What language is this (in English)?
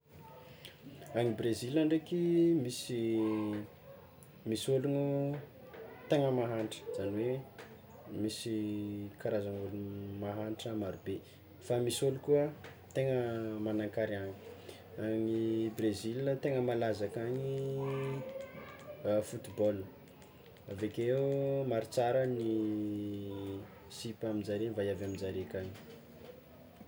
Tsimihety Malagasy